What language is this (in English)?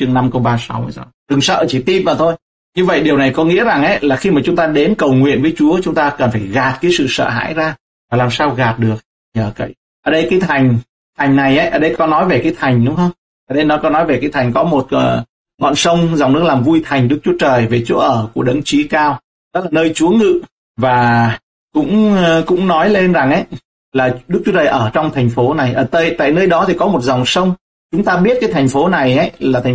Vietnamese